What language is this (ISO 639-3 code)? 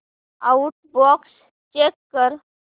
mar